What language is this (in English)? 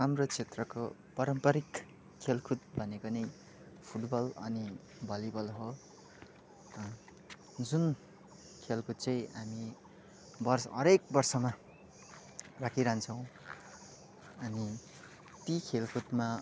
Nepali